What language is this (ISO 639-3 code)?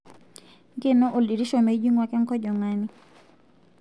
mas